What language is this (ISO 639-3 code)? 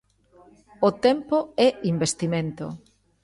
glg